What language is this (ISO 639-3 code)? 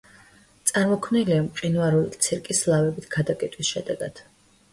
kat